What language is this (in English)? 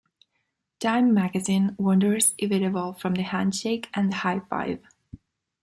English